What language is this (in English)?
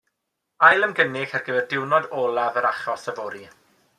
Welsh